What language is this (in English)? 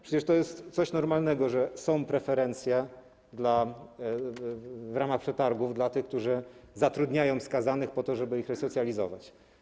Polish